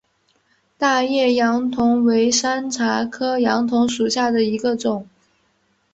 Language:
Chinese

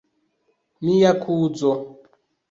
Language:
Esperanto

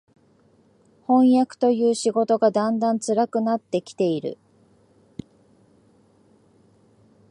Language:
Japanese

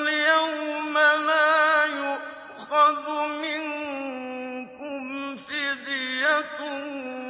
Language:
Arabic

